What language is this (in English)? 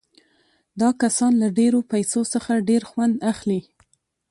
Pashto